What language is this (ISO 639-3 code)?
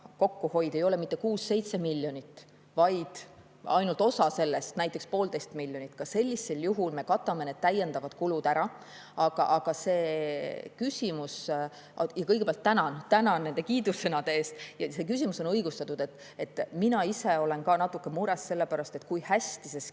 est